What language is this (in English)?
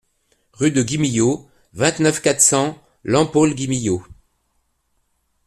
French